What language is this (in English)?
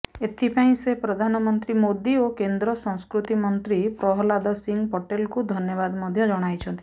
Odia